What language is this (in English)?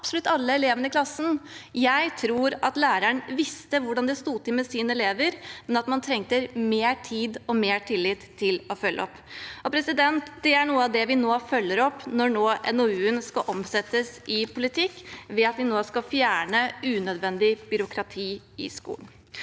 Norwegian